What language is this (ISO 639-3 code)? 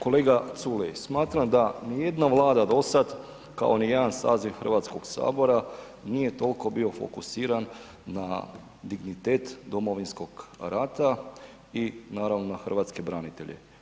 hrv